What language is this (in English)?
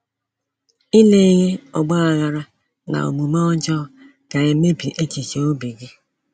Igbo